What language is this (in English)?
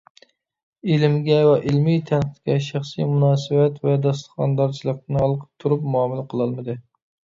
Uyghur